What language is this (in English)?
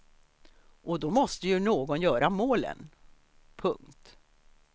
Swedish